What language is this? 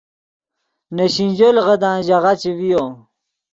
Yidgha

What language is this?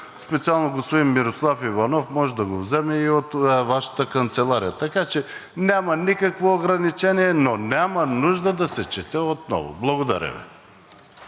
Bulgarian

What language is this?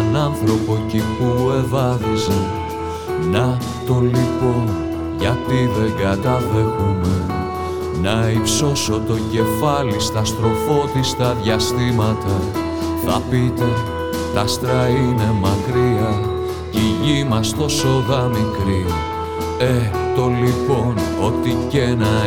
Greek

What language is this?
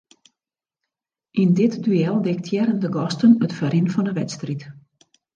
Western Frisian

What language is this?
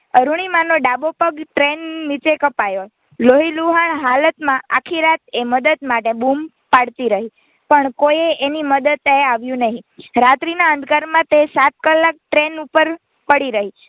Gujarati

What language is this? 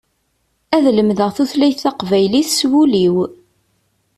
Kabyle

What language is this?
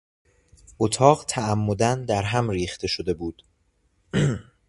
Persian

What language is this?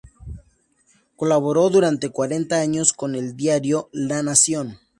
Spanish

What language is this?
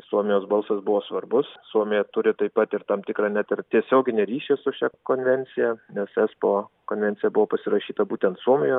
Lithuanian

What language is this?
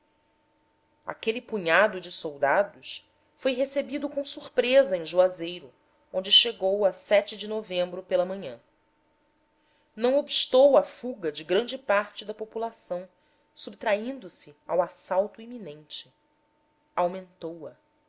Portuguese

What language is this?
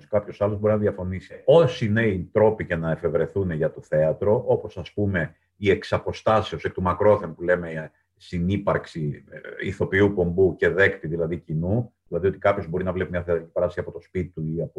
Greek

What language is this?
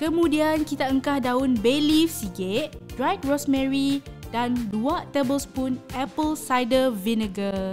Malay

